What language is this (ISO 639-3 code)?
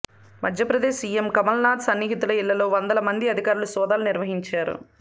tel